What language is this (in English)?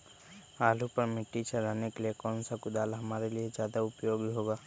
Magahi